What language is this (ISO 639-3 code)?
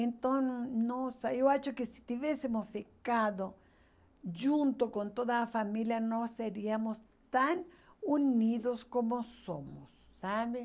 por